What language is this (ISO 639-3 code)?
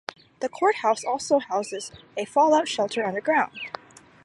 eng